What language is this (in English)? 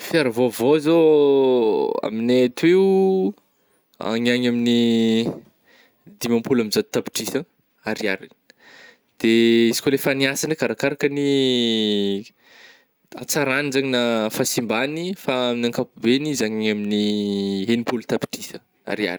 Northern Betsimisaraka Malagasy